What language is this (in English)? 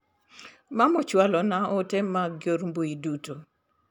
Luo (Kenya and Tanzania)